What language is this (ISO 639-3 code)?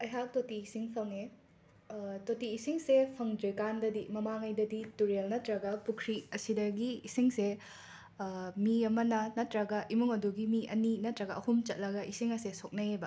mni